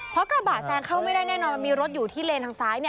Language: Thai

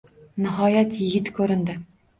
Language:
Uzbek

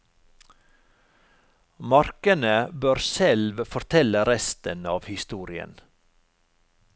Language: Norwegian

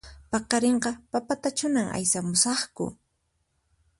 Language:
Puno Quechua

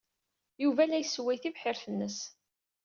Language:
Kabyle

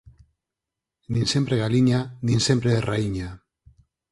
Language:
Galician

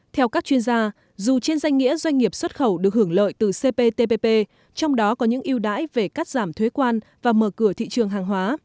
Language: Vietnamese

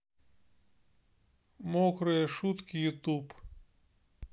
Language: Russian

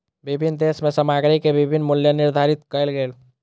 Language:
Maithili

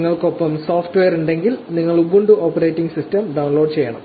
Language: Malayalam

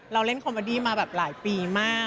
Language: Thai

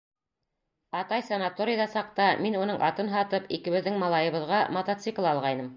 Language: Bashkir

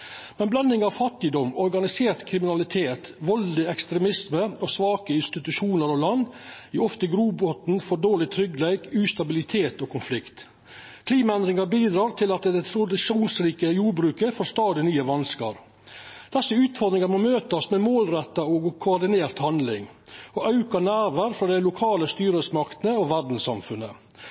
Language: Norwegian Nynorsk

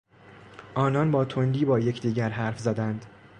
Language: Persian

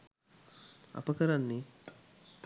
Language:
Sinhala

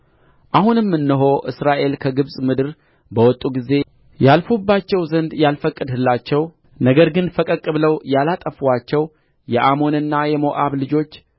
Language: Amharic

